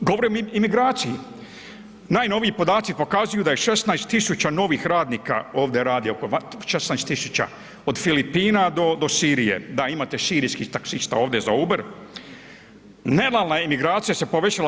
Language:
Croatian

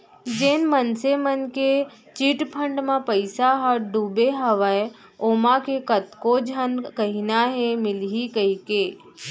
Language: Chhattisgarhi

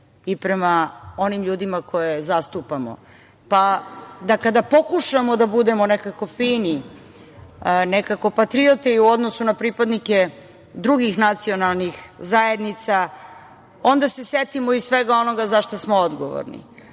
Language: Serbian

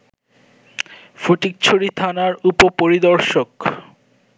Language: Bangla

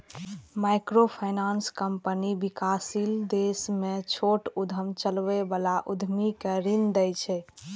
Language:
Maithili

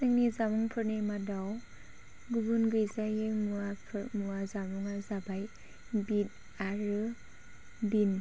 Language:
Bodo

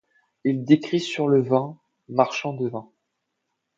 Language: French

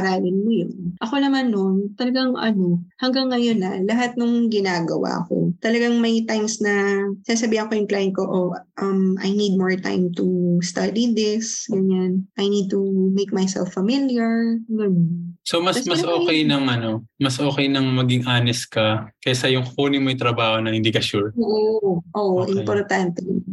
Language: Filipino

